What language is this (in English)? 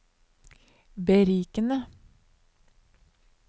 Norwegian